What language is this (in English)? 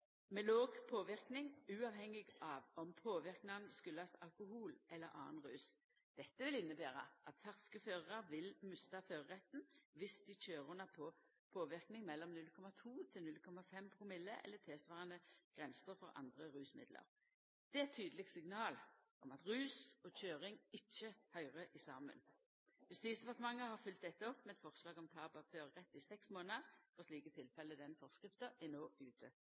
Norwegian Nynorsk